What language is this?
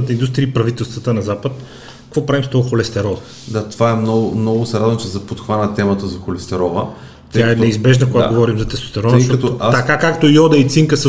Bulgarian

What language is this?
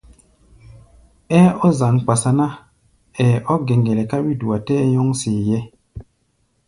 Gbaya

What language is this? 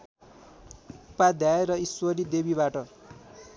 Nepali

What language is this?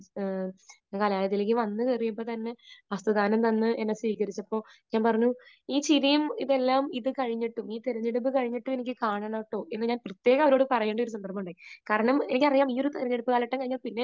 Malayalam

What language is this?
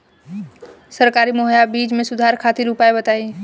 Bhojpuri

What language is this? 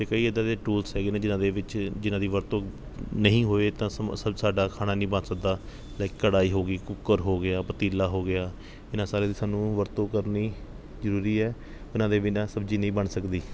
Punjabi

